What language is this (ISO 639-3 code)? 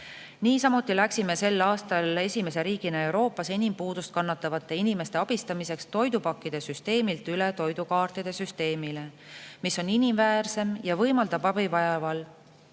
est